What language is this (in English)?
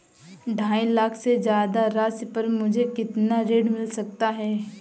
Hindi